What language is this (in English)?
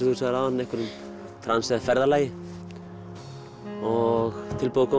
Icelandic